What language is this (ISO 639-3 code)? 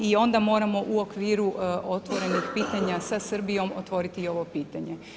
hrv